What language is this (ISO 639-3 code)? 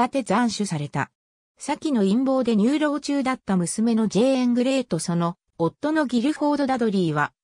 jpn